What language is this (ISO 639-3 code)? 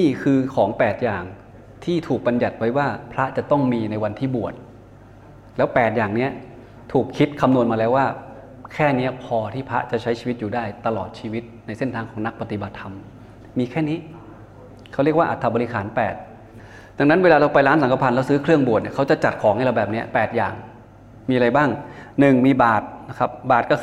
tha